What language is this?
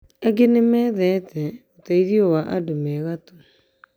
Kikuyu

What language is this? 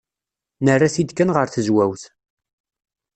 Kabyle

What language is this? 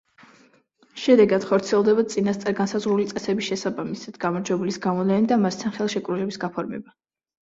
Georgian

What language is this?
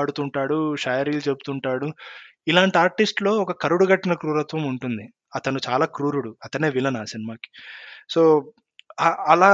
Telugu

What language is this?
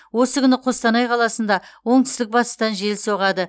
Kazakh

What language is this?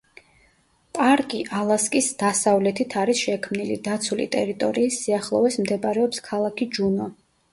Georgian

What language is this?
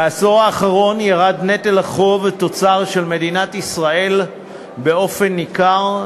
Hebrew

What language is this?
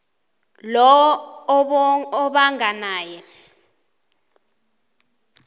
South Ndebele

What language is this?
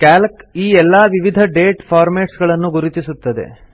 Kannada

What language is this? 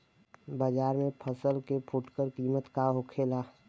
Bhojpuri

